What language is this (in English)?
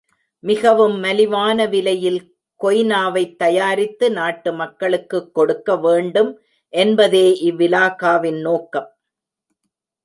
Tamil